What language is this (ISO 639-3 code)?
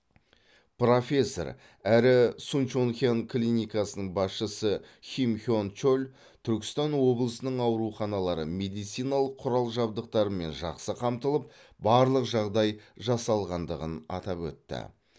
kaz